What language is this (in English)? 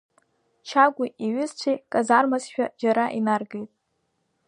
Abkhazian